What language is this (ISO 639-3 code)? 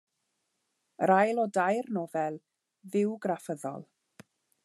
cym